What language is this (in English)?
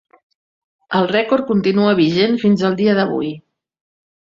Catalan